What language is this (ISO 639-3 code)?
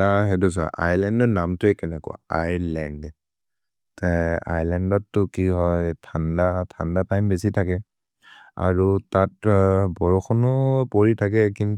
mrr